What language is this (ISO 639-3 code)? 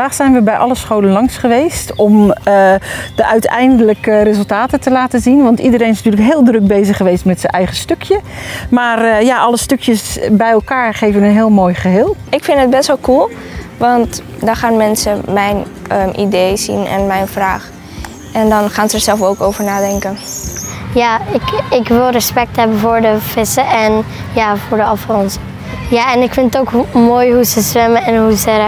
nld